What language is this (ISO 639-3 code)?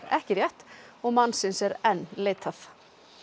isl